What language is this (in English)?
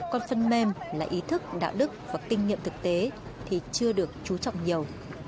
Vietnamese